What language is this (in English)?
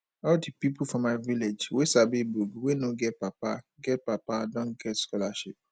Nigerian Pidgin